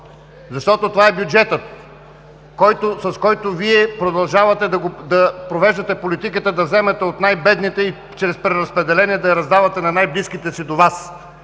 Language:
Bulgarian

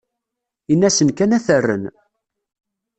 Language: Kabyle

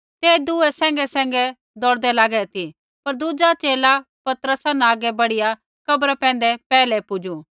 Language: Kullu Pahari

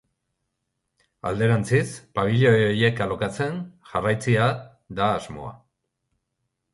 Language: Basque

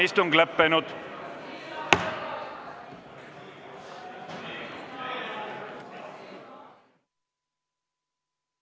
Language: Estonian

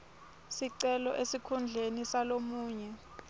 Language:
Swati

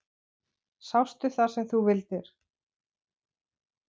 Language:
Icelandic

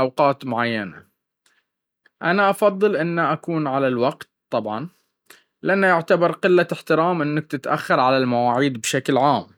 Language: Baharna Arabic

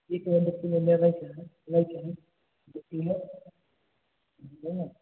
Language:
Maithili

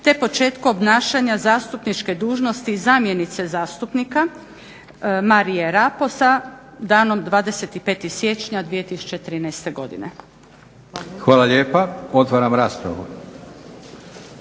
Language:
Croatian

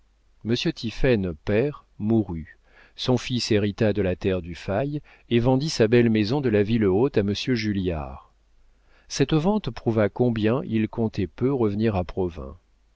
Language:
French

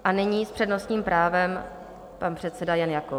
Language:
Czech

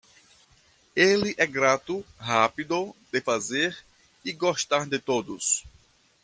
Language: Portuguese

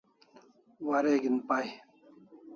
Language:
Kalasha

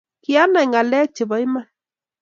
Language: Kalenjin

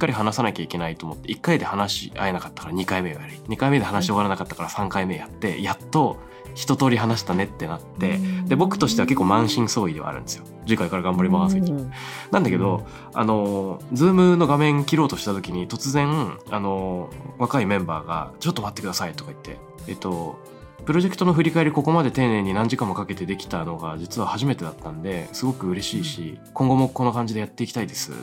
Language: Japanese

